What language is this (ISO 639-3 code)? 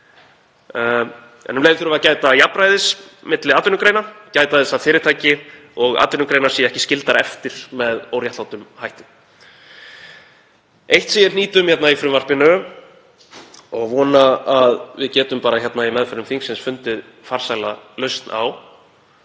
isl